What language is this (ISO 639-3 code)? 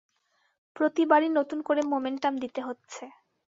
ben